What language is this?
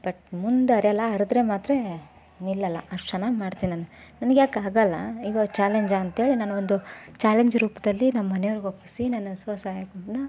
Kannada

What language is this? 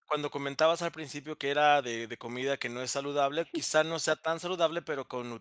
Spanish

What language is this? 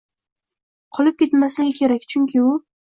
Uzbek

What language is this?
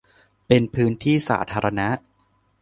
Thai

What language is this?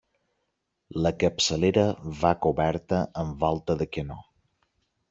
Catalan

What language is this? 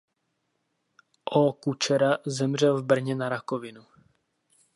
Czech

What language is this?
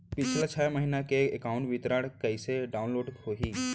Chhattisgarhi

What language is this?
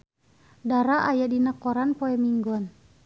Sundanese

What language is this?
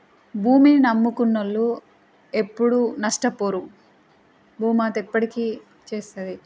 Telugu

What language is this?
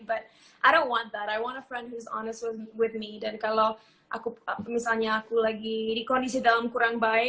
Indonesian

